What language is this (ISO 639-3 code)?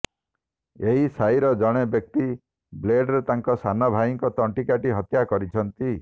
ori